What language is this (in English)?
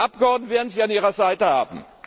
German